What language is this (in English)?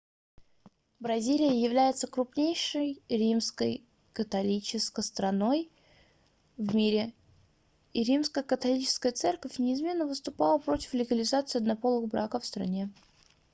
Russian